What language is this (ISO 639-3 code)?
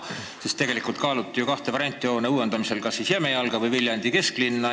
est